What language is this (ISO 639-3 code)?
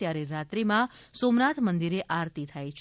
guj